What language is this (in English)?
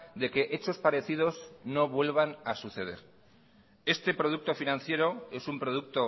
Spanish